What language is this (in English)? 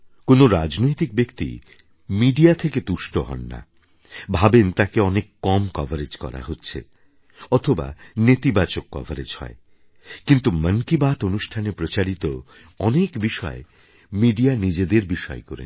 Bangla